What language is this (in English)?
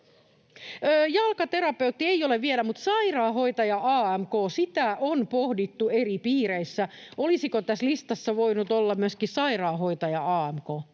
Finnish